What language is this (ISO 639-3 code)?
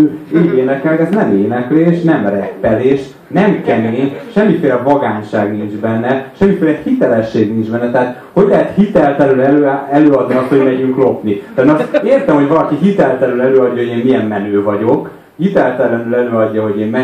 hun